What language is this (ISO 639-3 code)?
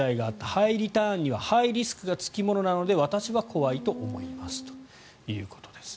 jpn